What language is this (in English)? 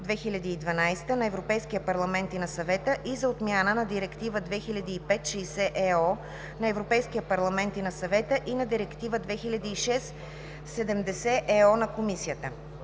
Bulgarian